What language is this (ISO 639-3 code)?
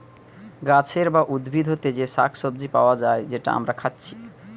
ben